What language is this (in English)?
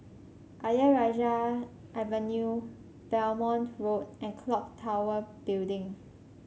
English